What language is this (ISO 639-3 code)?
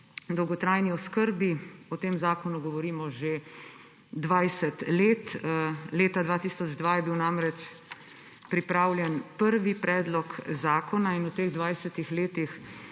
slv